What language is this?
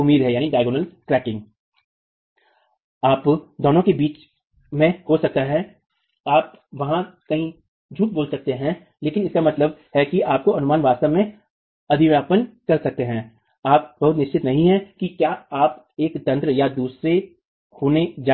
Hindi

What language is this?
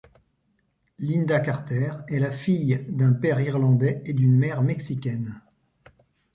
French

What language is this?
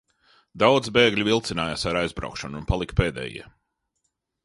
Latvian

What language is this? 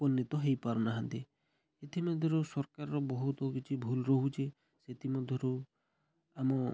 Odia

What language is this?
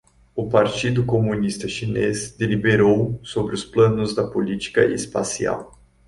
Portuguese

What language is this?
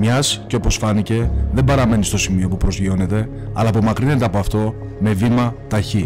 Greek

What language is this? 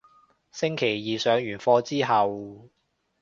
Cantonese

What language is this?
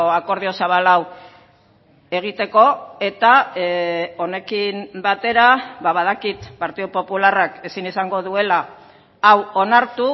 Basque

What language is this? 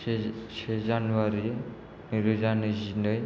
Bodo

